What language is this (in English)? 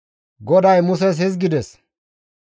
Gamo